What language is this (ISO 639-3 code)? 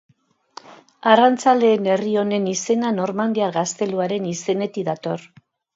eus